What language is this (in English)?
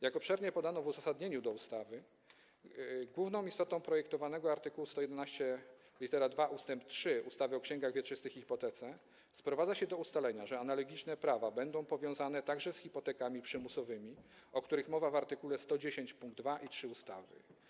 Polish